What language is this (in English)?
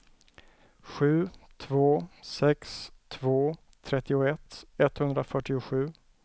Swedish